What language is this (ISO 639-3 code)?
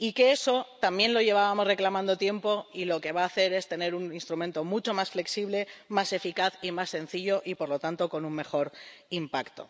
spa